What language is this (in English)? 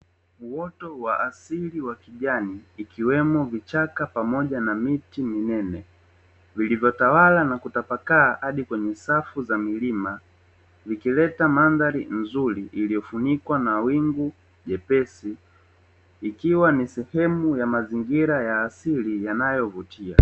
Swahili